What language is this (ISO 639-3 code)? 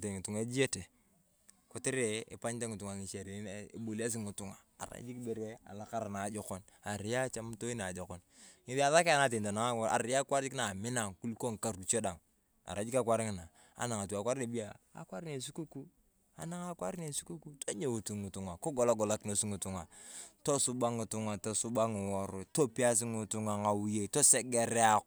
tuv